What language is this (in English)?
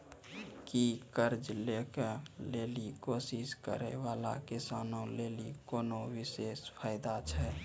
Maithili